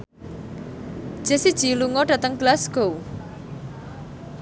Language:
Javanese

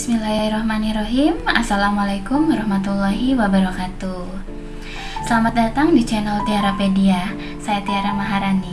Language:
Indonesian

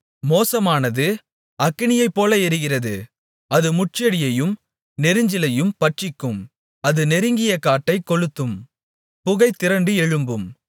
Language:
Tamil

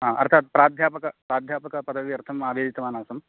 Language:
Sanskrit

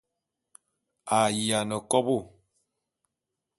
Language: Bulu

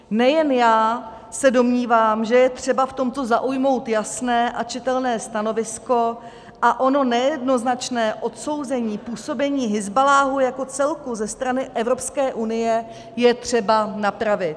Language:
Czech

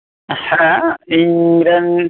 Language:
Santali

